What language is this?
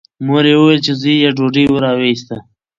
Pashto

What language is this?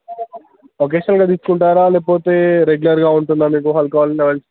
Telugu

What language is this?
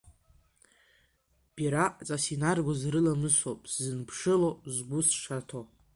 Abkhazian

